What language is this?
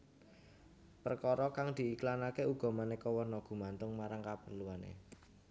Javanese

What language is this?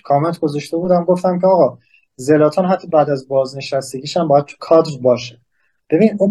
Persian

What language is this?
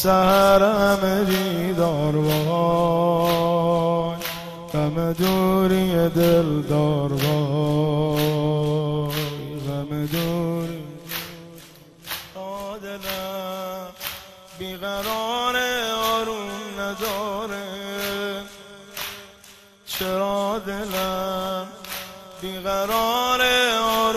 Persian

